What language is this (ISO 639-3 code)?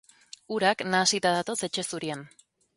eus